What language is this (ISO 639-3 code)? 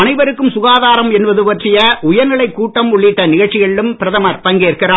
tam